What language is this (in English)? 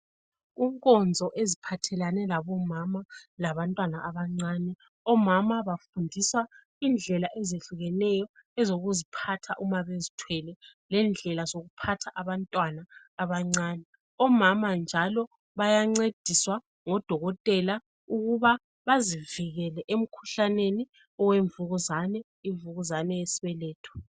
North Ndebele